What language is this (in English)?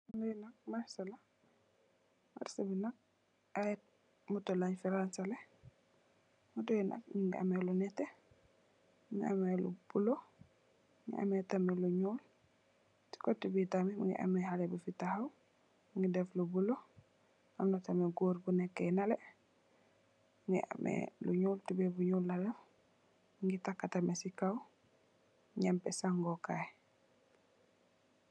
Wolof